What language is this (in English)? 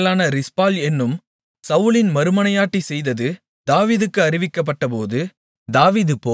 Tamil